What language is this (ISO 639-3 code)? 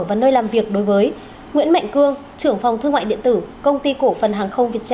vie